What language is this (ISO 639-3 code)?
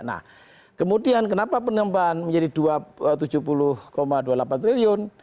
ind